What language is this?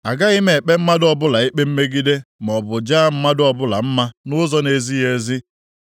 Igbo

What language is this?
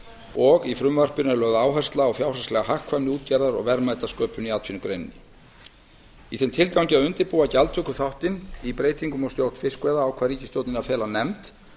Icelandic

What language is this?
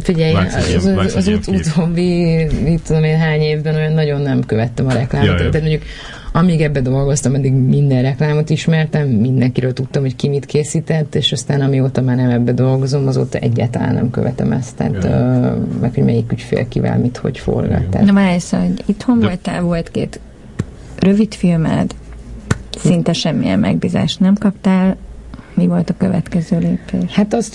Hungarian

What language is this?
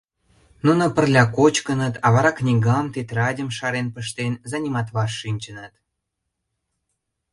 Mari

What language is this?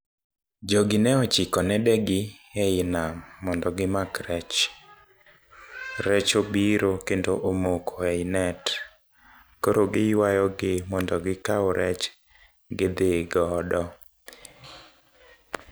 Luo (Kenya and Tanzania)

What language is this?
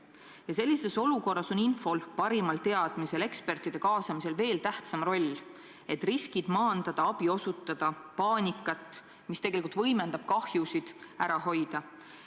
Estonian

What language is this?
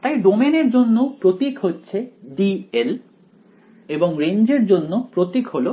Bangla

